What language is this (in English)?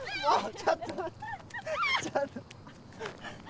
Japanese